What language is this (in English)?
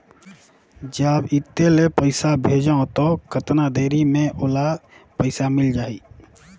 Chhattisgarhi